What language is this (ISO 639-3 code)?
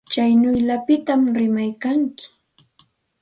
qxt